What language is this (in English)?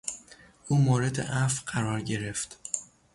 Persian